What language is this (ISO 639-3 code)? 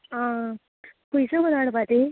kok